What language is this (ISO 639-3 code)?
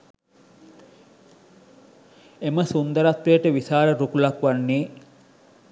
sin